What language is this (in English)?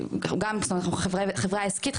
Hebrew